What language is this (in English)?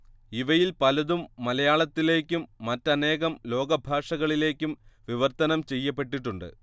Malayalam